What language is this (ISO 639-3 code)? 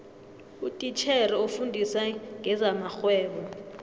nbl